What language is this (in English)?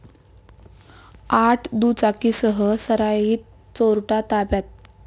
Marathi